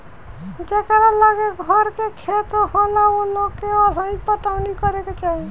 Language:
Bhojpuri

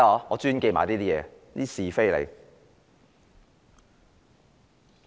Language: Cantonese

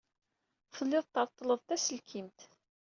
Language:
Kabyle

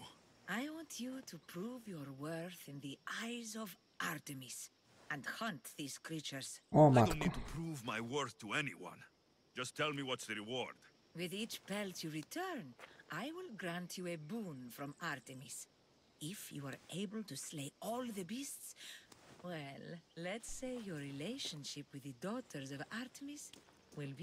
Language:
Polish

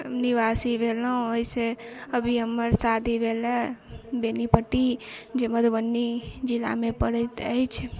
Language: Maithili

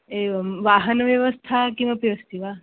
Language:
Sanskrit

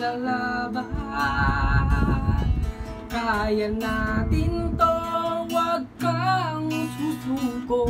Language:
Indonesian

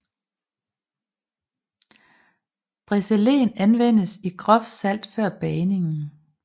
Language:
Danish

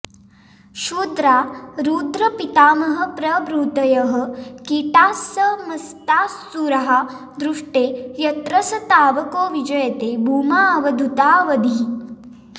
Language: Sanskrit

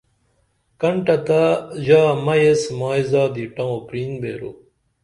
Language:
Dameli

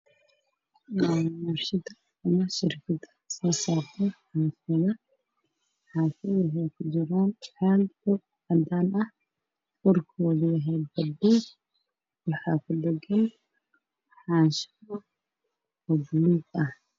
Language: Somali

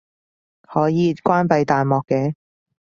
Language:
Cantonese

